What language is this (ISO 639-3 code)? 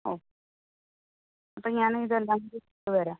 mal